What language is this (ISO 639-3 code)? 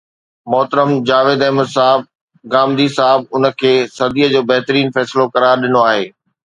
snd